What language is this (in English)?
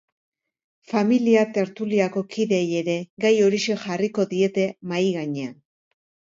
Basque